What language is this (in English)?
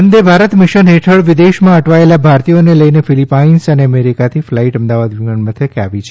Gujarati